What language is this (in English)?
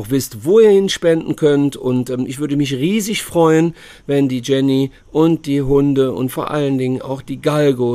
German